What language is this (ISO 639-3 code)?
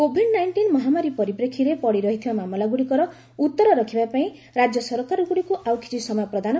ori